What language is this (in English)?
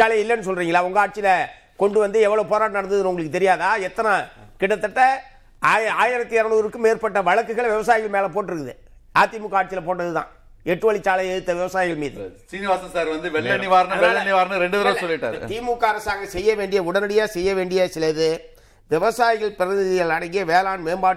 Tamil